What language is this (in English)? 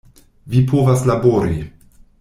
Esperanto